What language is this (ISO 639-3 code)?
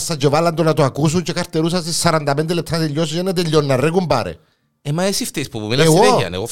ell